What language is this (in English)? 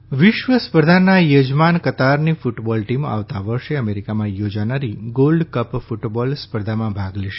Gujarati